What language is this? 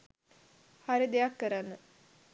Sinhala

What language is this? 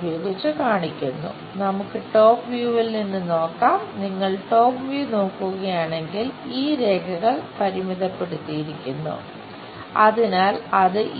Malayalam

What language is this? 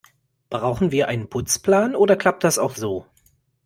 German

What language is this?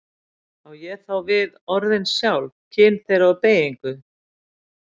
Icelandic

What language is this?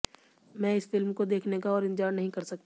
Hindi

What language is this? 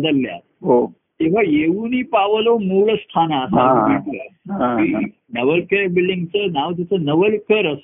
Marathi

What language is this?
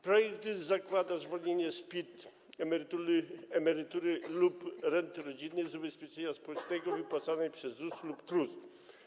Polish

